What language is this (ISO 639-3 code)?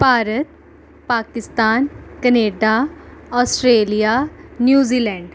pan